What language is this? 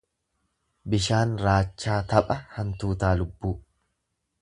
Oromo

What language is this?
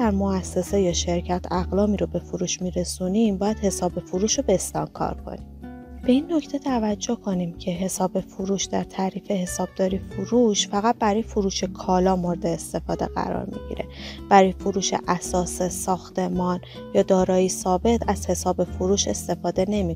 Persian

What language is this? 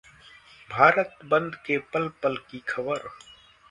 Hindi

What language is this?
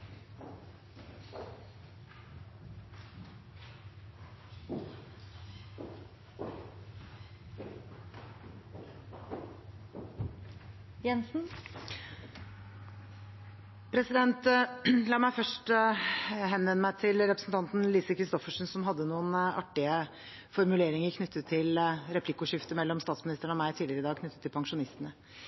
Norwegian Bokmål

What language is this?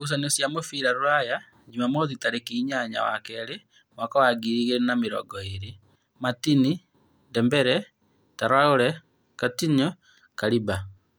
Kikuyu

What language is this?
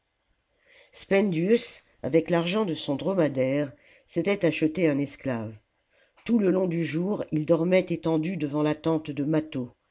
French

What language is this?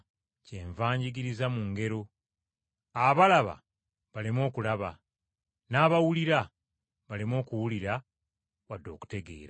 Ganda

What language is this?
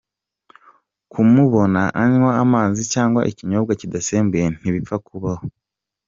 Kinyarwanda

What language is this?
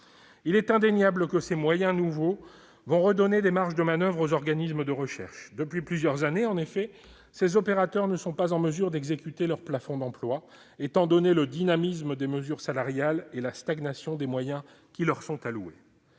French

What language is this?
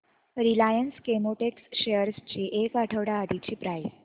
Marathi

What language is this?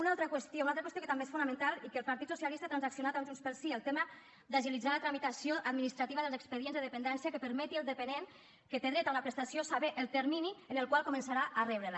Catalan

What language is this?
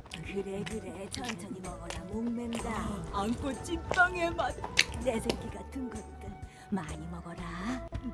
Korean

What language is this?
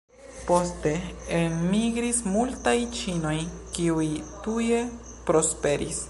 Esperanto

